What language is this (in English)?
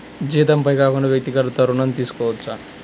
Telugu